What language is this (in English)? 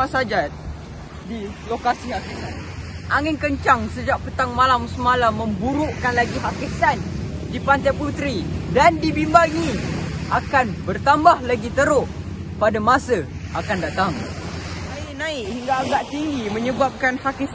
Malay